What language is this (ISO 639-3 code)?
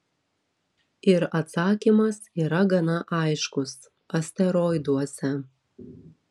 lit